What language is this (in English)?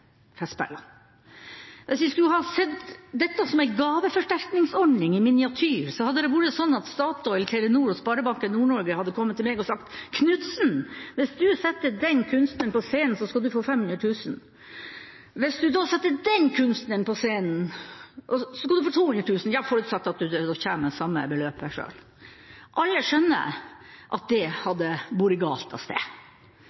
Norwegian Bokmål